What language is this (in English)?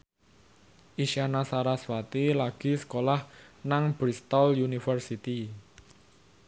Javanese